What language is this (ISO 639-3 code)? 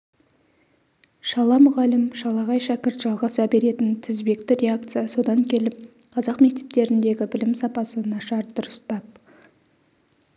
kaz